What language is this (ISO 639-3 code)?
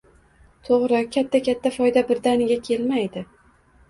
uzb